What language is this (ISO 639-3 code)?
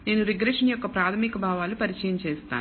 tel